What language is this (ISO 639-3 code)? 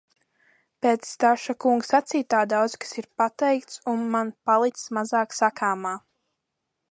lav